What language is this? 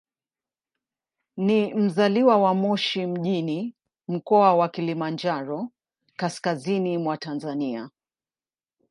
Swahili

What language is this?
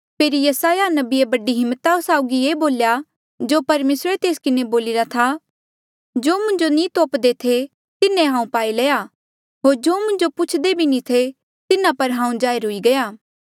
Mandeali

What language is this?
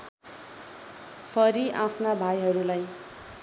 Nepali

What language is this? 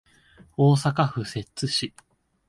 Japanese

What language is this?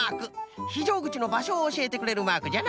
Japanese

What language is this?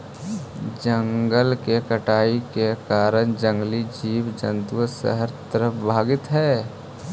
Magahi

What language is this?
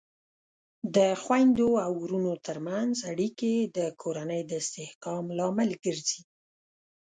Pashto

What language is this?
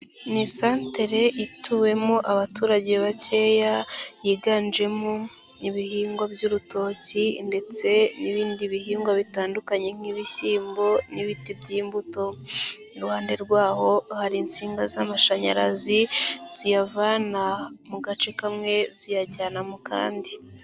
Kinyarwanda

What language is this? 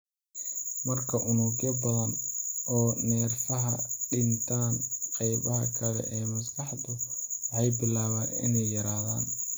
Somali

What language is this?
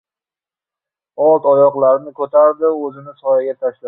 Uzbek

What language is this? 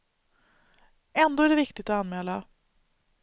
Swedish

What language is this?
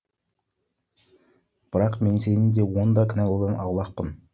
Kazakh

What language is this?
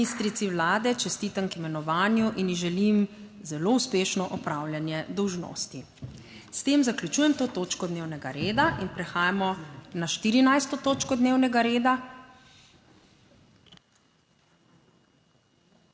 Slovenian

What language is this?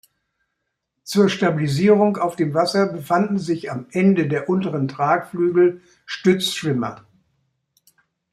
German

